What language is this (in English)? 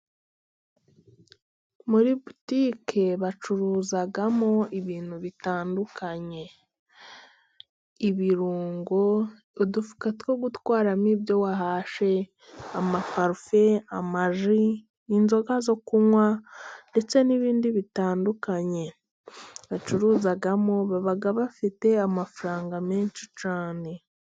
Kinyarwanda